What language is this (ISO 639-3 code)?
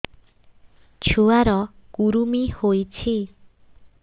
ori